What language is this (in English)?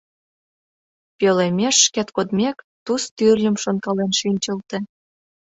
Mari